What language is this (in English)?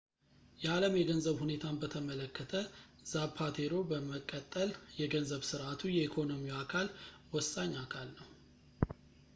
Amharic